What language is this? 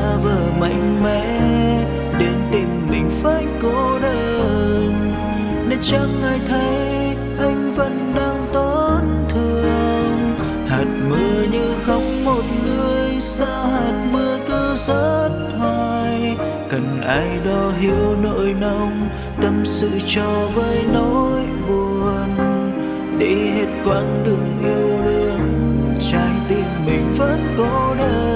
Vietnamese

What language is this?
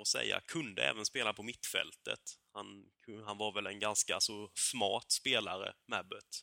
Swedish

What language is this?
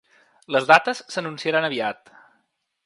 Catalan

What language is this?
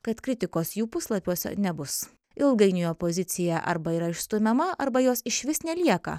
Lithuanian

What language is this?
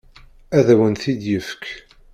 Kabyle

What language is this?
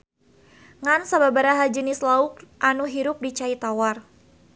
Sundanese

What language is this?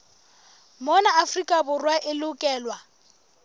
Southern Sotho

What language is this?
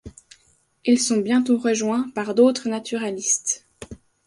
French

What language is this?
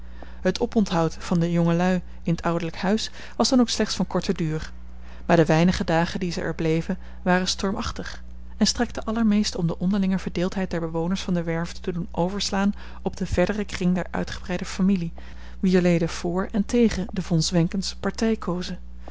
Dutch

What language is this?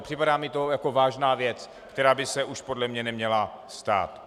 Czech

